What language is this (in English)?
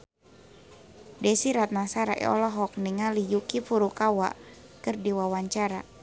Sundanese